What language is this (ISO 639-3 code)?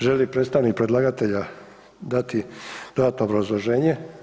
hrv